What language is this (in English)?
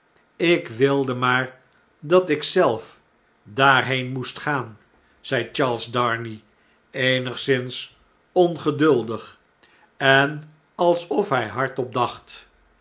Dutch